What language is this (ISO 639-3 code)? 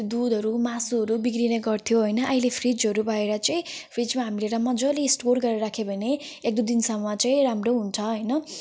nep